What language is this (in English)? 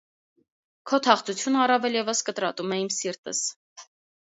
Armenian